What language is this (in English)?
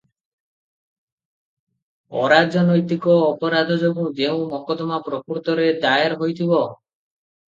Odia